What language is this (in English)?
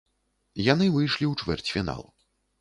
Belarusian